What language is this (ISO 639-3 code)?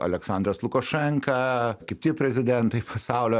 lit